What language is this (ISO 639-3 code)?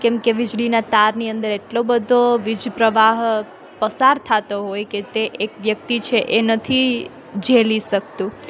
guj